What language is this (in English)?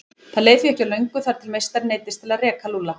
Icelandic